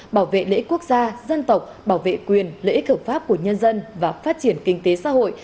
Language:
Vietnamese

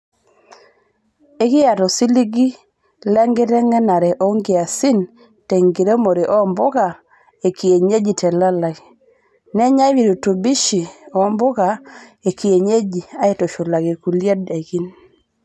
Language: Masai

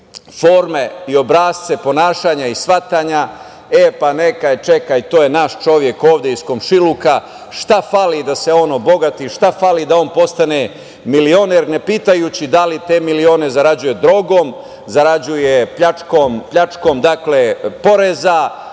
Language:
Serbian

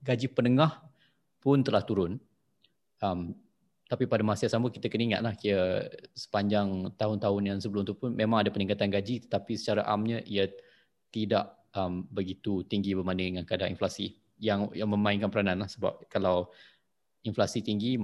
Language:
Malay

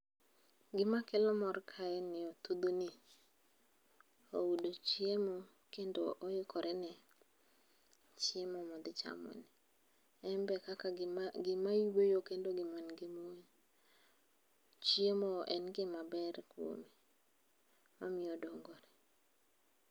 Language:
Luo (Kenya and Tanzania)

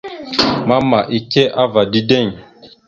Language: Mada (Cameroon)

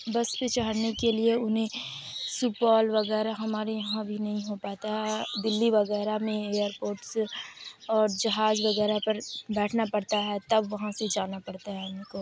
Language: Urdu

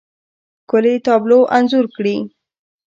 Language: Pashto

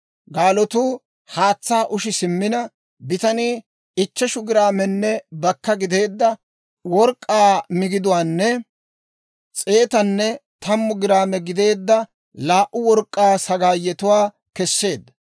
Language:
Dawro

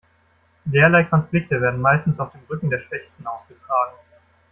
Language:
German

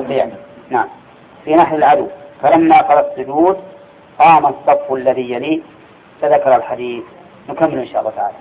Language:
Arabic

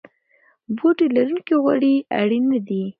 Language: Pashto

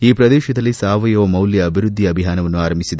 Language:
Kannada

